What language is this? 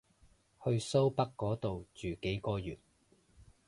Cantonese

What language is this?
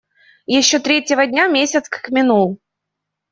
Russian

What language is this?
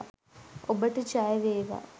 Sinhala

